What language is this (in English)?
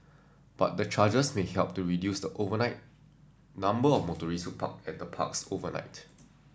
English